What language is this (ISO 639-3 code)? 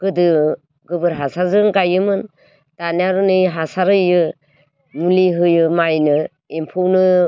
brx